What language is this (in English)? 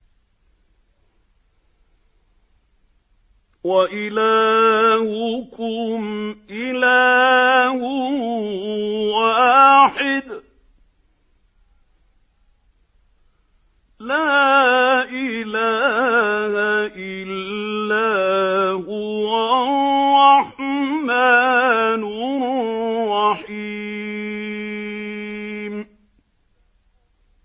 Arabic